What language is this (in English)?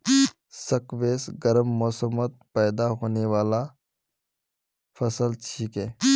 Magahi